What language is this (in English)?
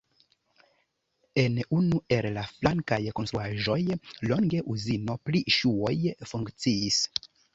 Esperanto